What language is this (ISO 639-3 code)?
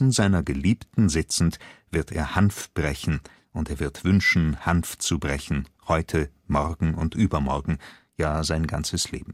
deu